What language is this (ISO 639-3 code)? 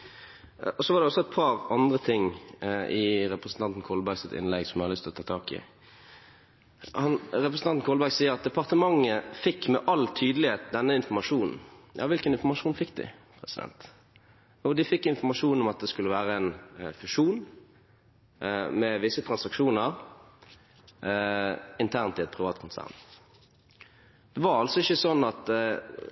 nob